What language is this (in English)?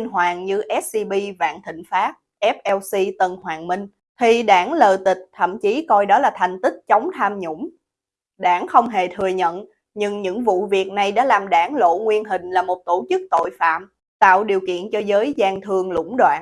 Vietnamese